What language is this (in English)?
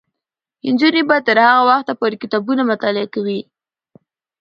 Pashto